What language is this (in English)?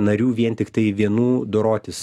Lithuanian